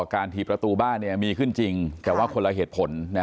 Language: Thai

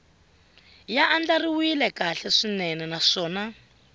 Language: Tsonga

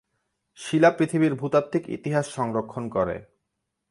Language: Bangla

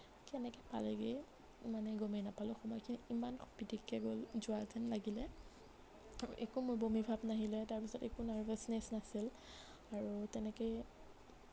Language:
Assamese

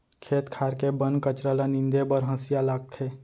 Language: Chhattisgarhi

